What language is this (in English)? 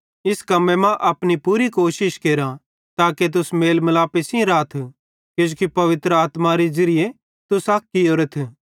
Bhadrawahi